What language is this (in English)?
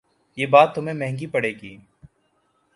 Urdu